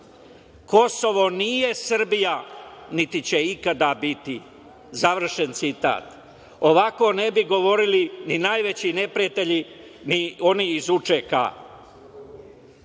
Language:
Serbian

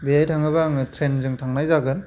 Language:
Bodo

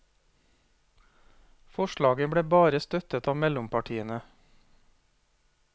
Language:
Norwegian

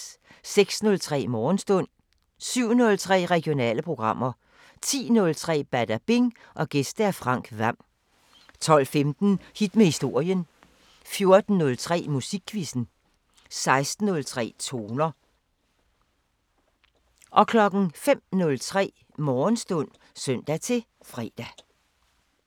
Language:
Danish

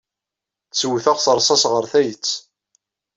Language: Kabyle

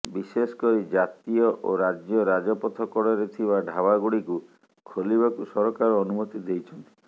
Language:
Odia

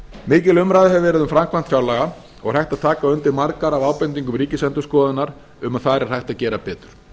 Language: Icelandic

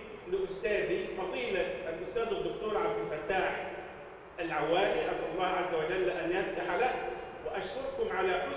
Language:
Arabic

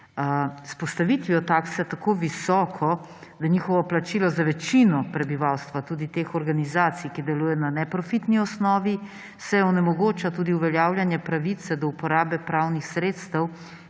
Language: Slovenian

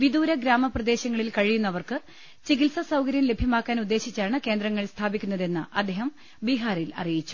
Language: Malayalam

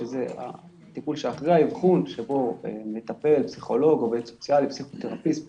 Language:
Hebrew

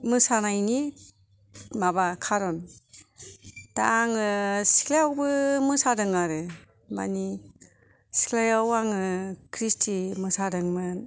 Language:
Bodo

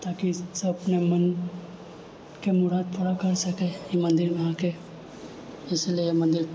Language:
Maithili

